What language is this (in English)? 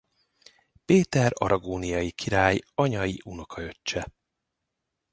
Hungarian